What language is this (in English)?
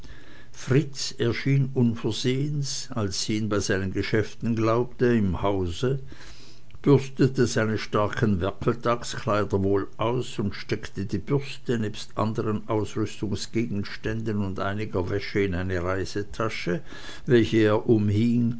German